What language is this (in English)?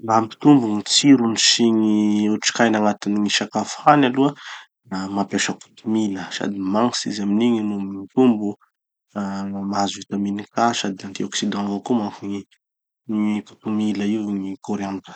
Tanosy Malagasy